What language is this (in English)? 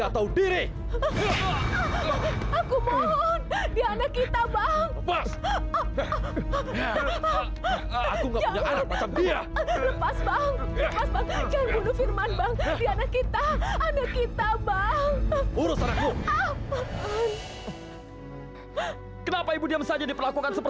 Indonesian